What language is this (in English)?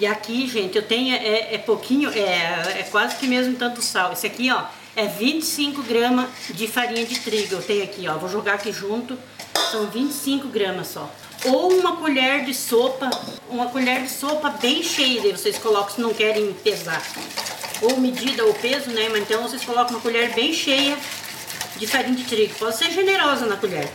Portuguese